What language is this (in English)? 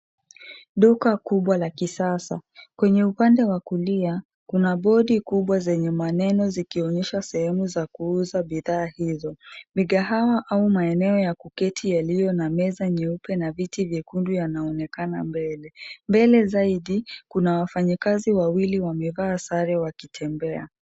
Swahili